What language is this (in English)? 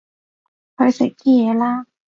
Cantonese